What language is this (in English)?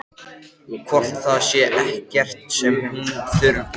Icelandic